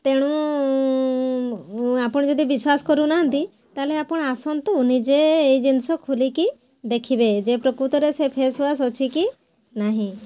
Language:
Odia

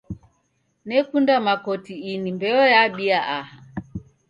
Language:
Taita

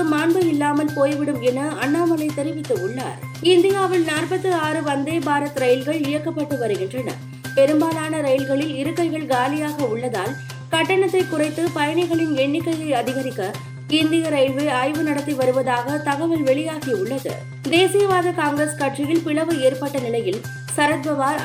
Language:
Tamil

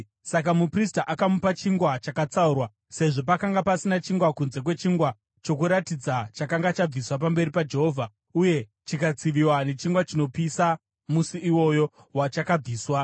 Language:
Shona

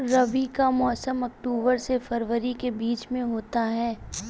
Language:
Hindi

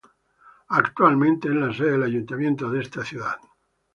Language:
Spanish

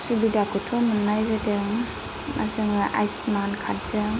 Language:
Bodo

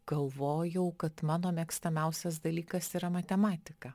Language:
Lithuanian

